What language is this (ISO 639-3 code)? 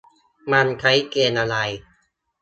tha